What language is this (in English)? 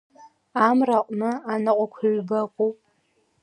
Abkhazian